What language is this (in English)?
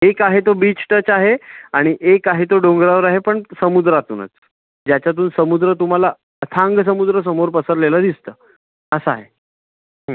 Marathi